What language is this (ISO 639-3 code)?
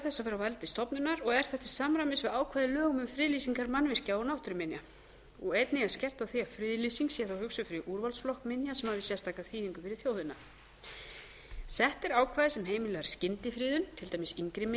isl